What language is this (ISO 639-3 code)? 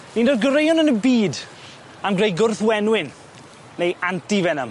cym